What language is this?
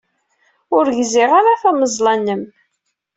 Kabyle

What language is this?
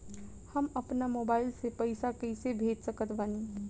Bhojpuri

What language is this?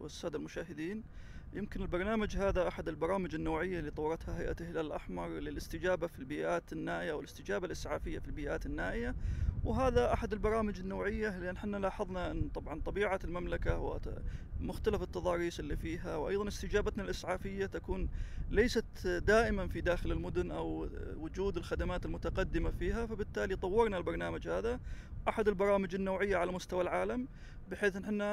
Arabic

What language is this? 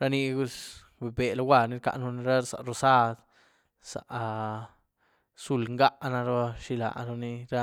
Güilá Zapotec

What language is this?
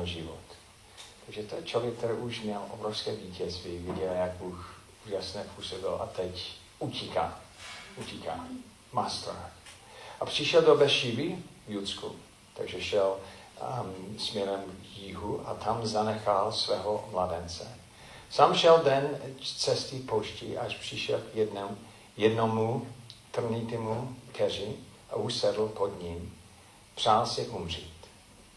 Czech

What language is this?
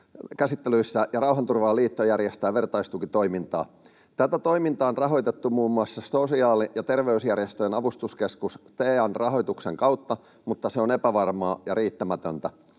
Finnish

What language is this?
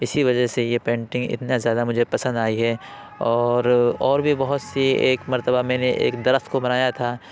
Urdu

